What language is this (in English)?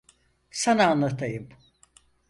Turkish